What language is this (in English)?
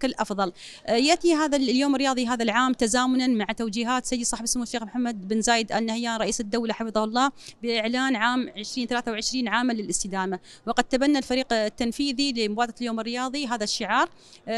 Arabic